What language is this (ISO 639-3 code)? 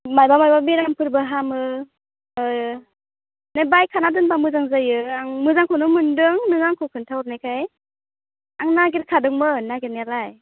brx